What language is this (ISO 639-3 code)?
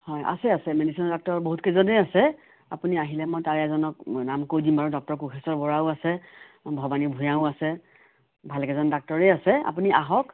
asm